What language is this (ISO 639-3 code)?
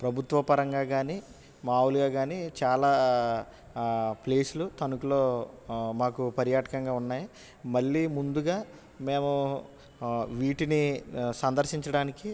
tel